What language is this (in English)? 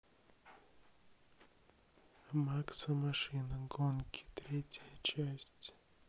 Russian